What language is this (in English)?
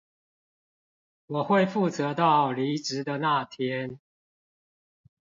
Chinese